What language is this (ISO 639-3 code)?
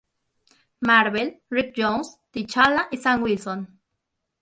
spa